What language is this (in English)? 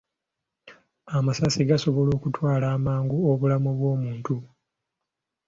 Ganda